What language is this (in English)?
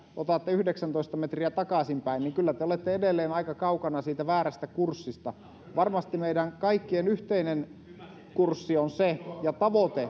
Finnish